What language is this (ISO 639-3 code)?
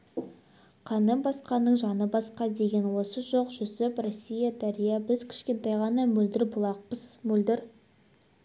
kaz